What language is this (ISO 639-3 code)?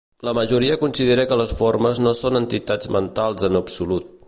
cat